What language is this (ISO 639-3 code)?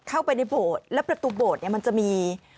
tha